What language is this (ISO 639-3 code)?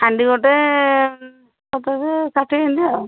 ori